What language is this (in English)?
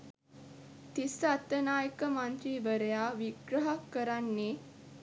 Sinhala